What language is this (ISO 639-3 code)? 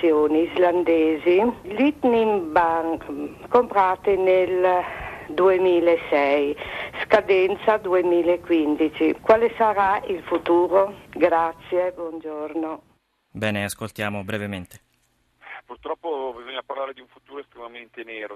ita